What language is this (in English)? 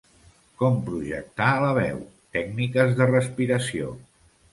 Catalan